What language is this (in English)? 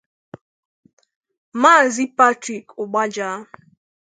Igbo